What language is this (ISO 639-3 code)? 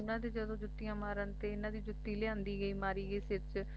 pan